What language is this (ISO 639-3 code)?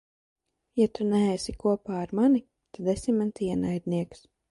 lav